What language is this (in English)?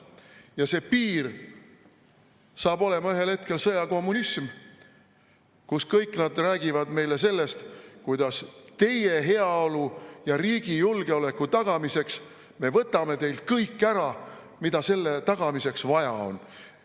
Estonian